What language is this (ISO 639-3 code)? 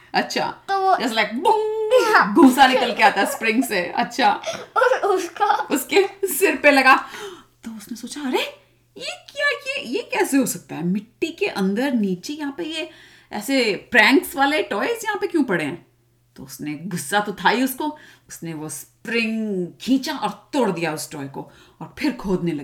hin